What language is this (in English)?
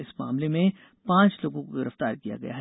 Hindi